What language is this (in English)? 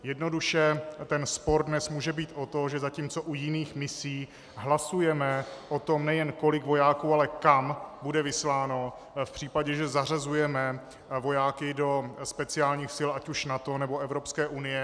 Czech